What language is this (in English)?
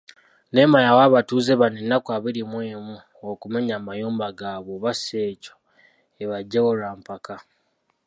Ganda